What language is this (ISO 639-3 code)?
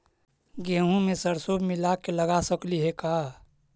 mag